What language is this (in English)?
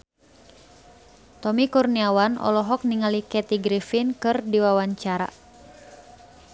Sundanese